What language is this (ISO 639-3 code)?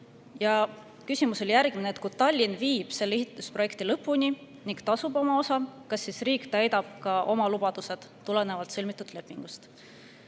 est